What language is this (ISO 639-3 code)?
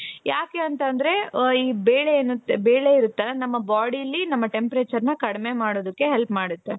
kan